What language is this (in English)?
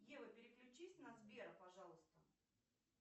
Russian